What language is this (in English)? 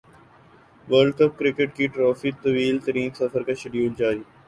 Urdu